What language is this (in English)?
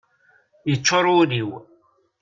Kabyle